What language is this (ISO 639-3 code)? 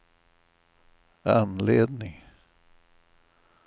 swe